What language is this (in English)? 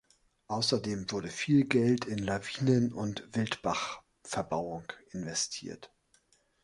German